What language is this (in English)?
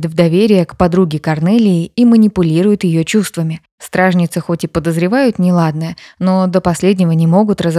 Russian